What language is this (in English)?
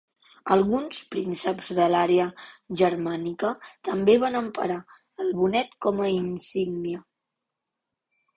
Catalan